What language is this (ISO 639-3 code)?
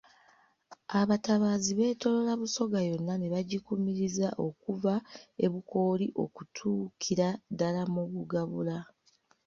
lug